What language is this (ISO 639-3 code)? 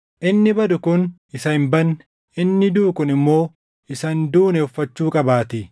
orm